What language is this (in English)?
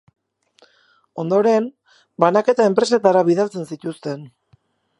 Basque